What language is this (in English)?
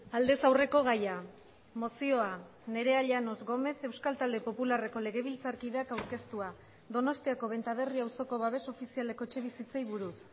Basque